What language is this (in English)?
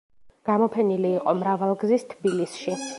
Georgian